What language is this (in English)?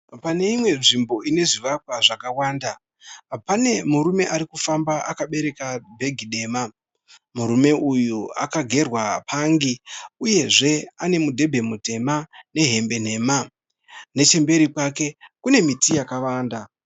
Shona